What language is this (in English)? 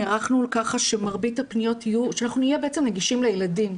Hebrew